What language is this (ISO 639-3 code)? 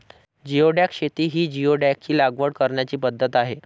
mar